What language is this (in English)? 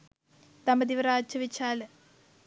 Sinhala